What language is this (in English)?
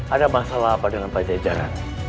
Indonesian